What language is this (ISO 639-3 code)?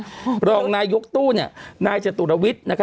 tha